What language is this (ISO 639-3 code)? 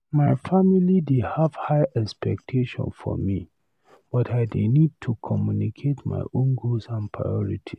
pcm